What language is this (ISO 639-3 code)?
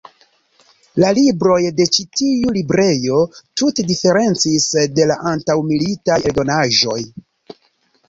epo